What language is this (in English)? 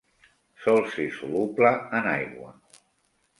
Catalan